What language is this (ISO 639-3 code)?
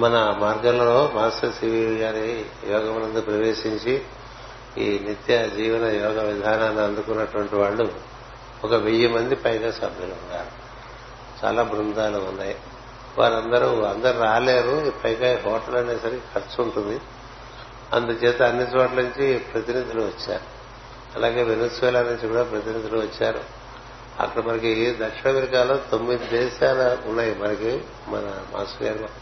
tel